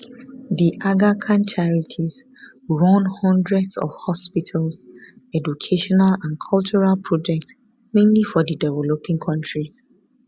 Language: Nigerian Pidgin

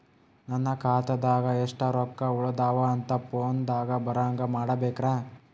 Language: Kannada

